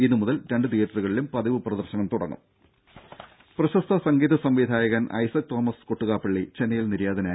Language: Malayalam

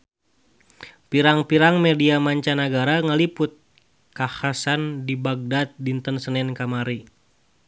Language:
Sundanese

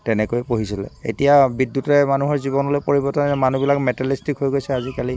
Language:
Assamese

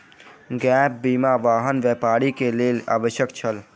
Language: Maithili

